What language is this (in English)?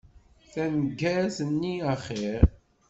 Kabyle